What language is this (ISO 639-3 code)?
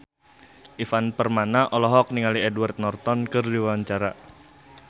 sun